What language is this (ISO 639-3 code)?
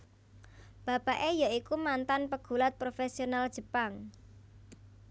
jav